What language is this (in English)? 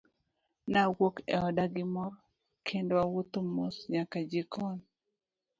Luo (Kenya and Tanzania)